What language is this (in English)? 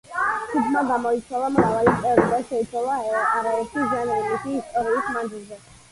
Georgian